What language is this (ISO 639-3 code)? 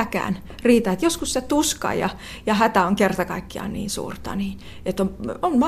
fin